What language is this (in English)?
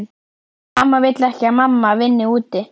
Icelandic